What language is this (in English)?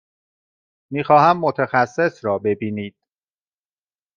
Persian